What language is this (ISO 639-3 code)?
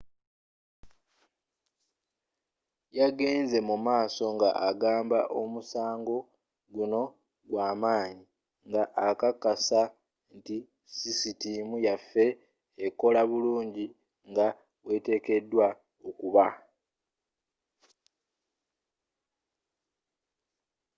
lug